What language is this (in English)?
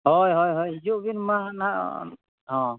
Santali